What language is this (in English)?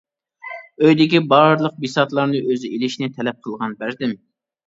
Uyghur